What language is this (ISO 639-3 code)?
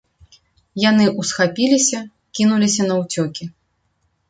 bel